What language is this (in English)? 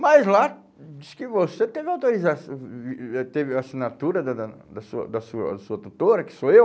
Portuguese